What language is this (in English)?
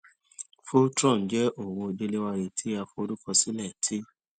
Yoruba